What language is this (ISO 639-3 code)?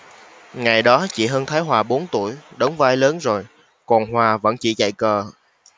vie